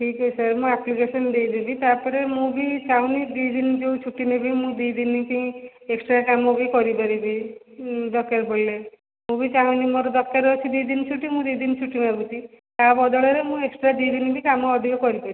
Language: Odia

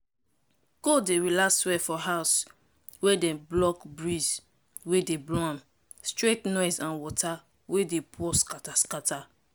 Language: Nigerian Pidgin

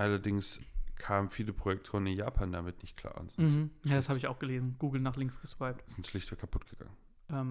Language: German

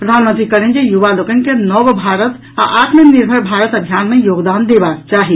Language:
Maithili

